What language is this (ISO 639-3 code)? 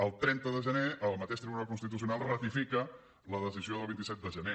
cat